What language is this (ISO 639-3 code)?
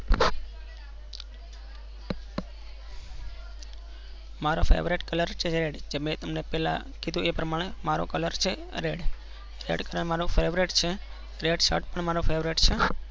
guj